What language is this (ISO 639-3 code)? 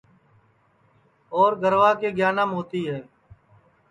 ssi